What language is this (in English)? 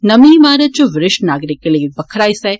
Dogri